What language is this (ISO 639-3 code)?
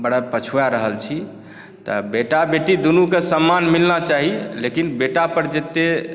mai